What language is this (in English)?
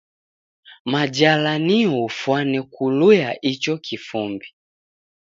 Taita